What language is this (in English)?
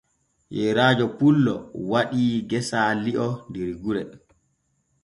Borgu Fulfulde